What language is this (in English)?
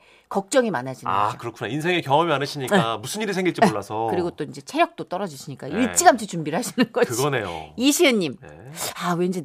Korean